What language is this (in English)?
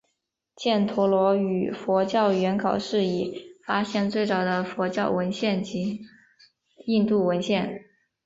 Chinese